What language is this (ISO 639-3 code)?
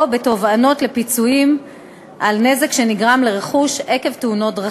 heb